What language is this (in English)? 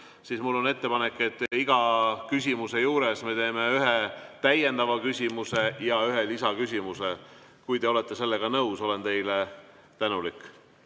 Estonian